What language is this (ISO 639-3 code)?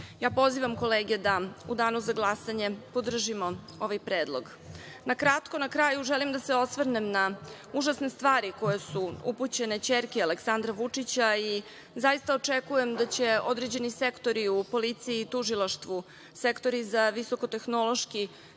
srp